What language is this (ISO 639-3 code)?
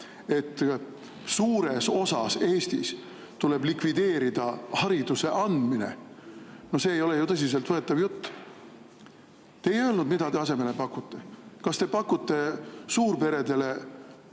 est